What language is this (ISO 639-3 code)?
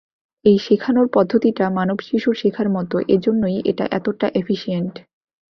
ben